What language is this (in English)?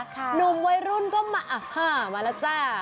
Thai